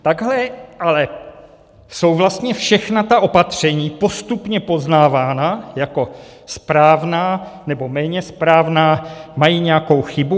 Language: Czech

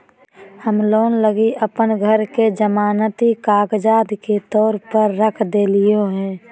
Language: Magahi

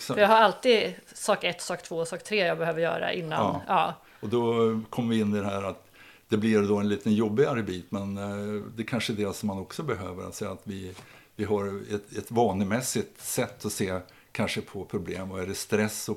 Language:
Swedish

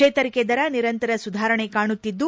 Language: Kannada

